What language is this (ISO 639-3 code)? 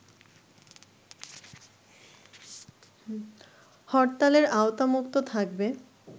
ben